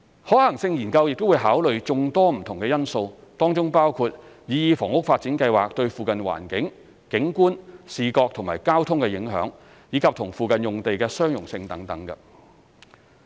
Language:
Cantonese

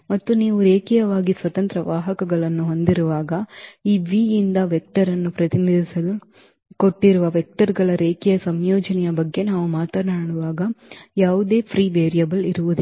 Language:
Kannada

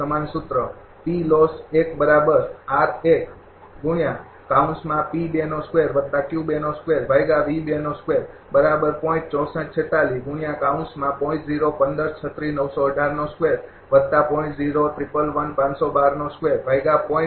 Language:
Gujarati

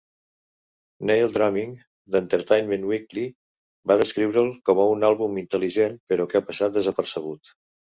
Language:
Catalan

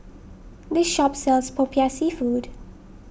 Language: English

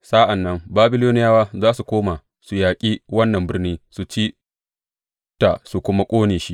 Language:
Hausa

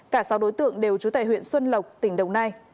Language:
Vietnamese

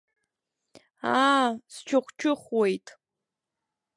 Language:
Abkhazian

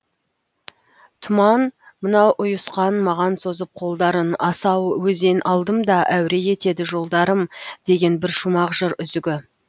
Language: Kazakh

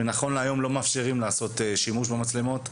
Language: Hebrew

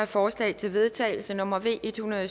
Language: Danish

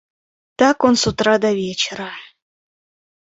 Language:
Russian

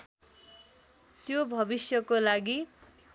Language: Nepali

